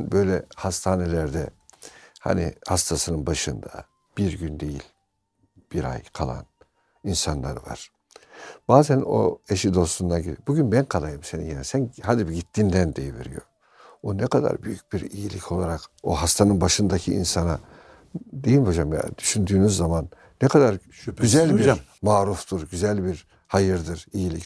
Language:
Turkish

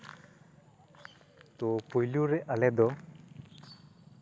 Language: Santali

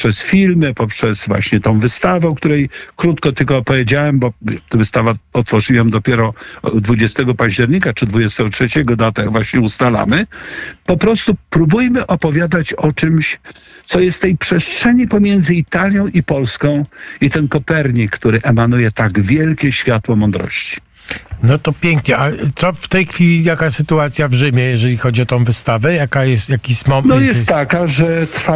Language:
Polish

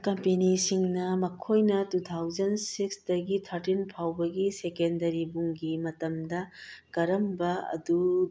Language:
Manipuri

